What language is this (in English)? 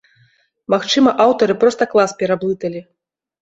Belarusian